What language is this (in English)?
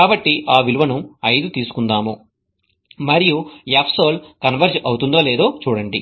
Telugu